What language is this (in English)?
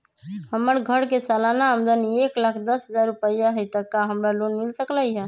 Magahi